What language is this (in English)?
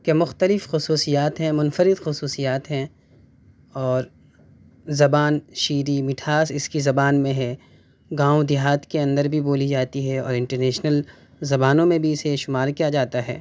Urdu